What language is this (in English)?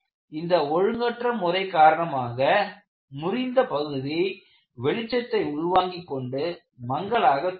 Tamil